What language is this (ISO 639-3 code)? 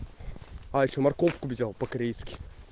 rus